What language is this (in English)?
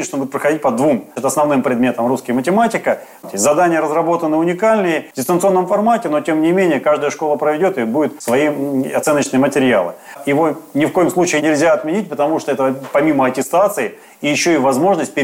Russian